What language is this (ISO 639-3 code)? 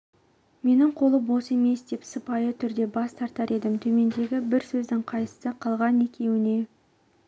kaz